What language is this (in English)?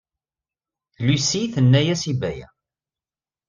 Kabyle